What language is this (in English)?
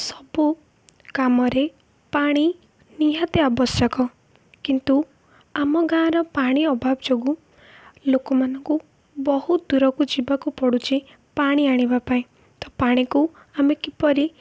Odia